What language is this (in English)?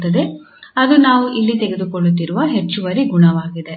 Kannada